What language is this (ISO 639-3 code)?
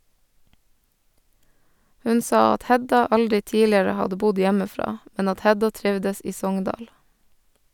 nor